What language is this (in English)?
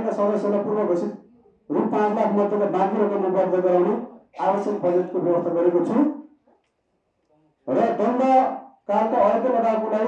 Indonesian